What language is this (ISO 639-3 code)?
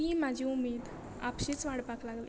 kok